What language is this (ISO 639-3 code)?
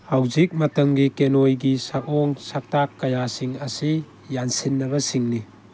mni